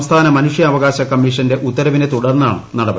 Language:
Malayalam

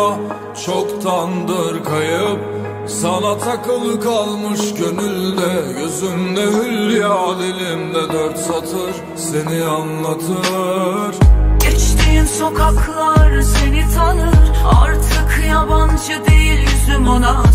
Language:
Turkish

